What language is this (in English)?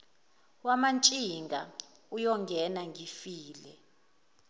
Zulu